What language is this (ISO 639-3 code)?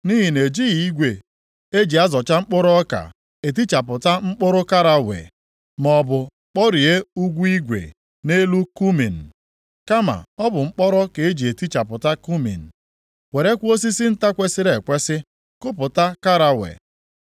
ibo